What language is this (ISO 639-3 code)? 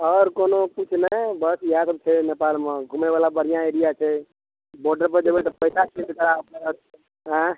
mai